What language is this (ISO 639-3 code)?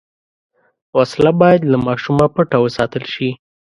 pus